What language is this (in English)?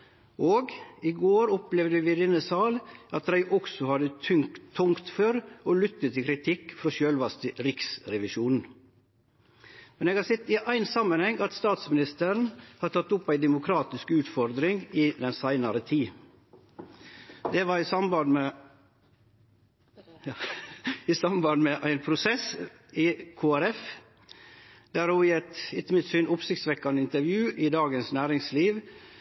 Norwegian Nynorsk